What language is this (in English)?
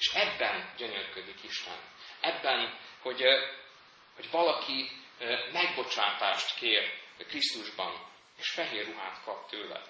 Hungarian